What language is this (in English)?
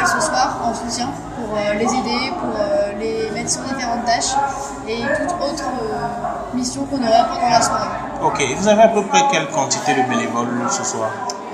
French